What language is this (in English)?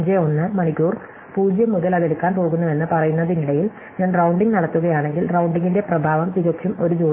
Malayalam